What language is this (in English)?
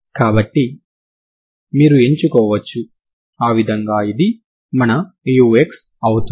Telugu